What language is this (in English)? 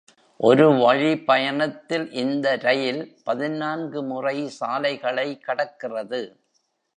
Tamil